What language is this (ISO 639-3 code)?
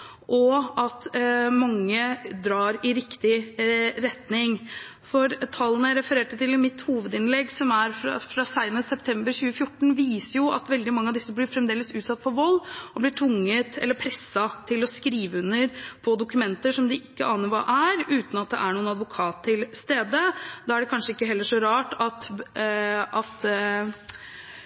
nob